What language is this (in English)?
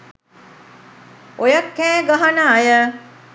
Sinhala